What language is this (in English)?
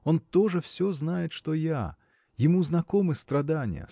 Russian